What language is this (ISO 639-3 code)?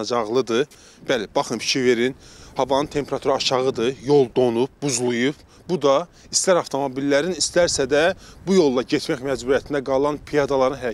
tur